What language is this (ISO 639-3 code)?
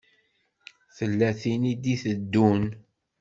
kab